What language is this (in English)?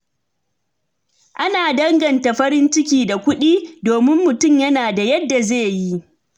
Hausa